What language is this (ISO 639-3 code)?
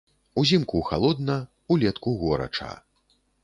bel